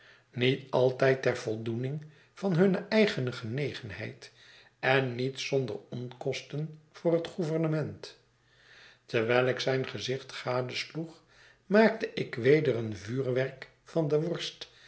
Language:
Dutch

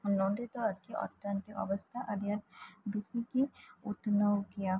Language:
Santali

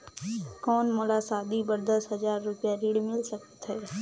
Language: Chhattisgarhi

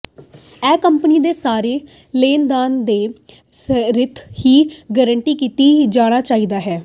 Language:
Punjabi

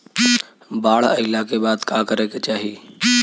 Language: Bhojpuri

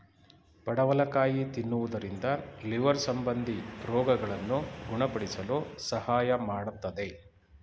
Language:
Kannada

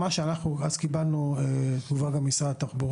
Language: Hebrew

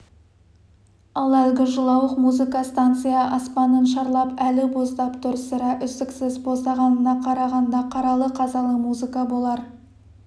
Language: Kazakh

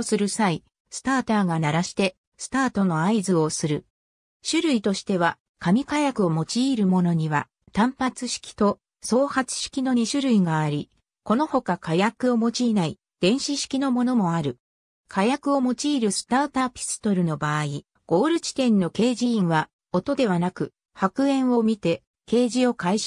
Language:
Japanese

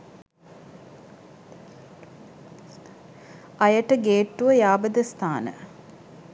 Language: Sinhala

